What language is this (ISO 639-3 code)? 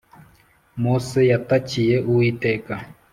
kin